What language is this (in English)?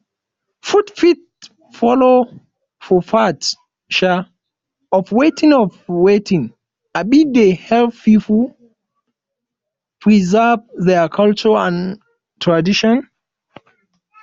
Nigerian Pidgin